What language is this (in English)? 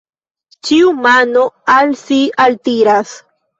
Esperanto